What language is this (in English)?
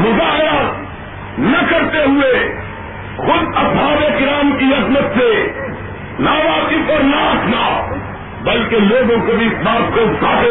Urdu